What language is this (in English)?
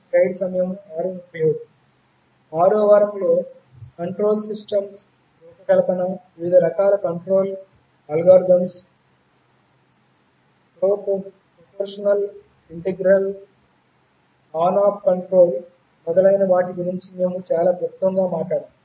Telugu